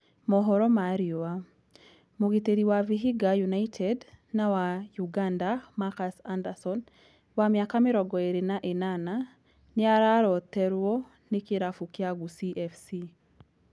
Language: Kikuyu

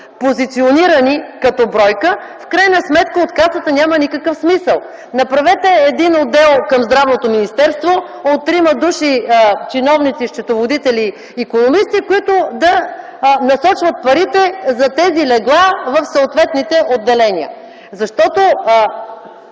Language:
Bulgarian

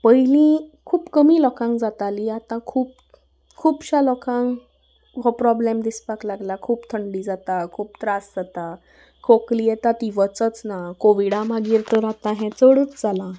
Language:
Konkani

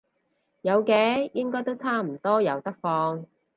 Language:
Cantonese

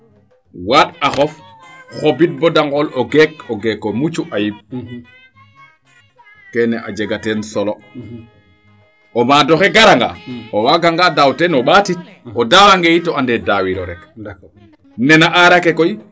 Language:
Serer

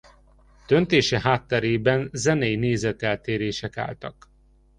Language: Hungarian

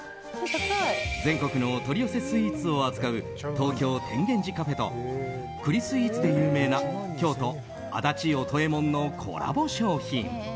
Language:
Japanese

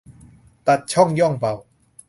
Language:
Thai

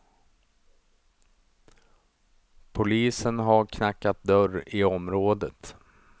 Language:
Swedish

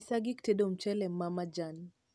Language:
Luo (Kenya and Tanzania)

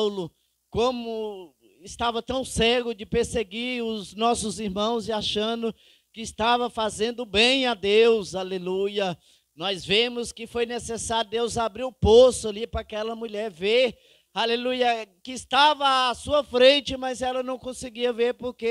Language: Portuguese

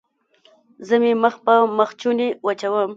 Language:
Pashto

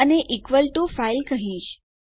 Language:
Gujarati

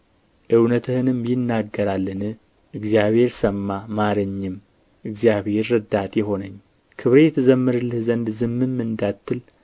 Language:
Amharic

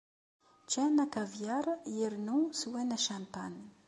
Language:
Kabyle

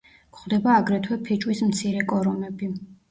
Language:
Georgian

